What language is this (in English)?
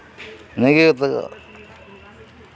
Santali